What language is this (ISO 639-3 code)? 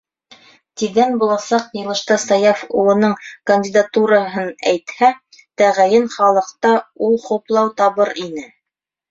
bak